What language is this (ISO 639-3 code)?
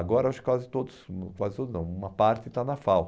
por